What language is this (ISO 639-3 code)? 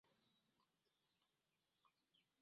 lug